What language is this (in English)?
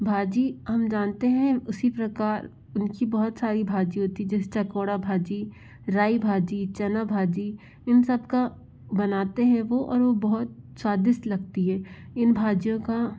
Hindi